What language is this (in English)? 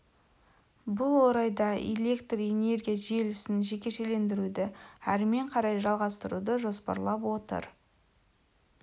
Kazakh